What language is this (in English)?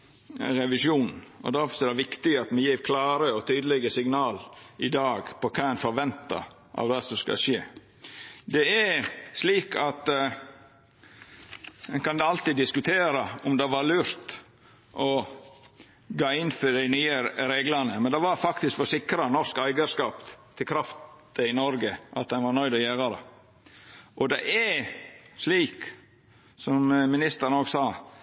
Norwegian Nynorsk